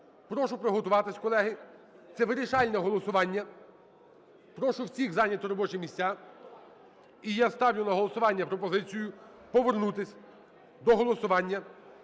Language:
Ukrainian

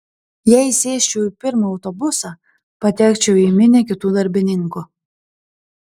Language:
Lithuanian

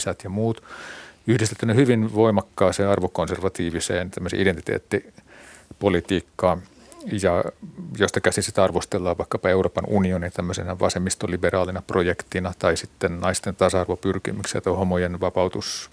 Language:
Finnish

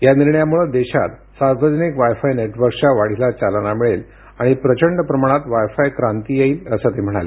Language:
Marathi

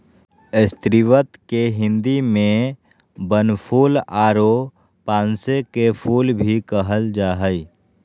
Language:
Magahi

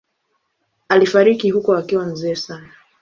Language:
Swahili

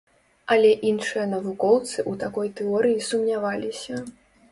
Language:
Belarusian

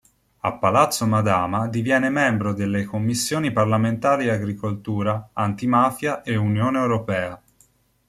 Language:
Italian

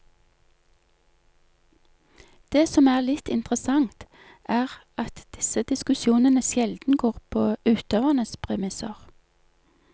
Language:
Norwegian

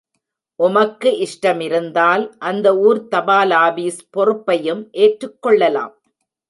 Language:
Tamil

